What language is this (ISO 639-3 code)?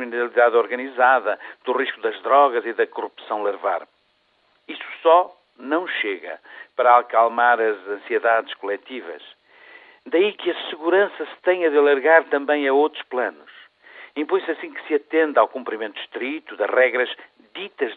por